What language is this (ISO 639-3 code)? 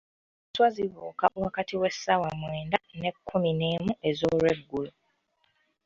lug